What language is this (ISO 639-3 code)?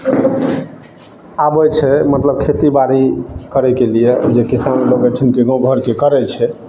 mai